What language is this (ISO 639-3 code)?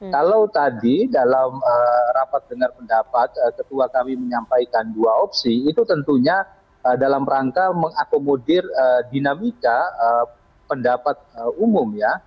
ind